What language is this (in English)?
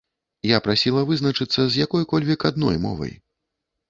Belarusian